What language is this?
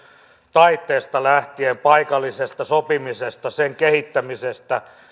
Finnish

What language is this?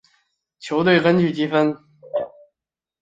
Chinese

